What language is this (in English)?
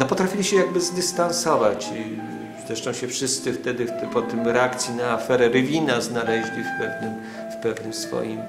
Polish